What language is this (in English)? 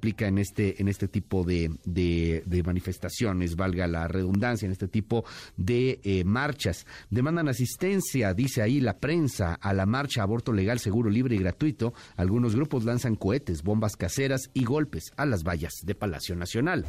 Spanish